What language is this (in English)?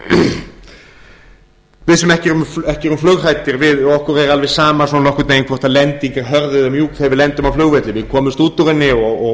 Icelandic